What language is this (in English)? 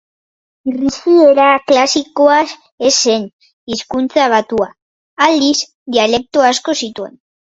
Basque